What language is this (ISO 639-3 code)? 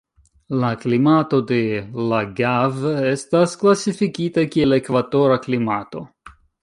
epo